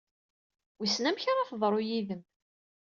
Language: Kabyle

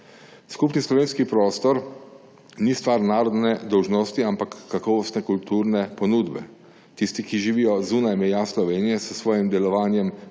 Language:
Slovenian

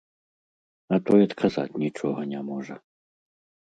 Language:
Belarusian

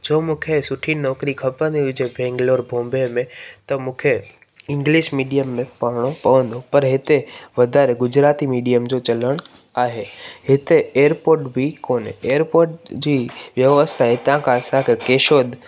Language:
Sindhi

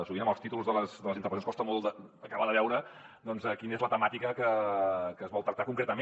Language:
Catalan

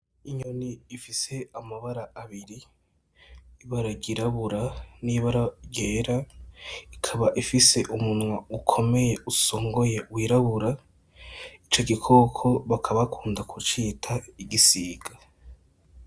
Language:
Rundi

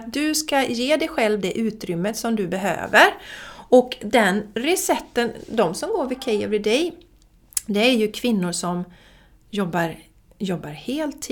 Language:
Swedish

